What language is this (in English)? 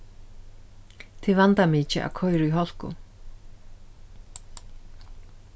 Faroese